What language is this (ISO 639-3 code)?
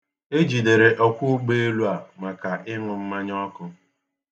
ibo